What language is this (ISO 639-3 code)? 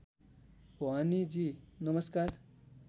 nep